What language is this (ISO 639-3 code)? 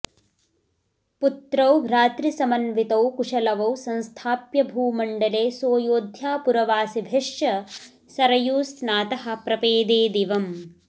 san